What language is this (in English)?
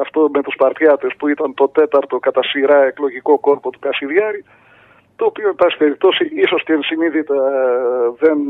Greek